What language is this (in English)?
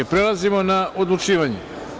Serbian